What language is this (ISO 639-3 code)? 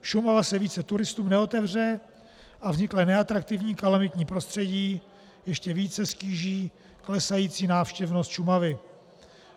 ces